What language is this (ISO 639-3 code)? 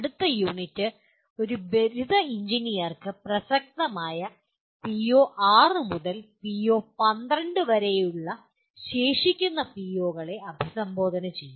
mal